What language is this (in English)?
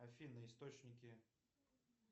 Russian